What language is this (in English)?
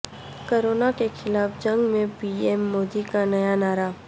Urdu